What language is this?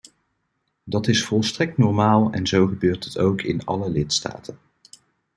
Dutch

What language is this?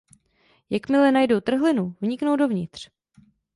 Czech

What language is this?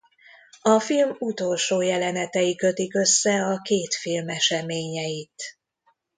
Hungarian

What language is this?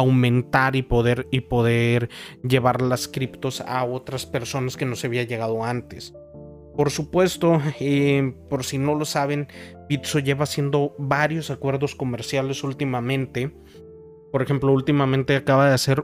Spanish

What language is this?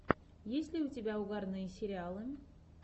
Russian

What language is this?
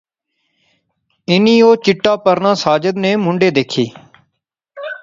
Pahari-Potwari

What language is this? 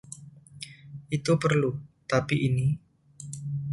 Indonesian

